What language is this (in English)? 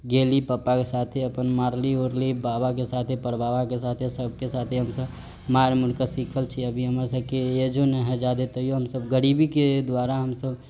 Maithili